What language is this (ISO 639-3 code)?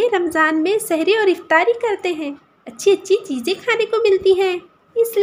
urd